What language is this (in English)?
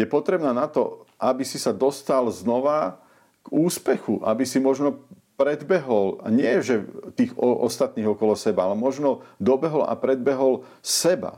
Slovak